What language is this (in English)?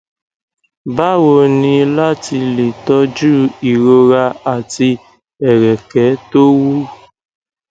Yoruba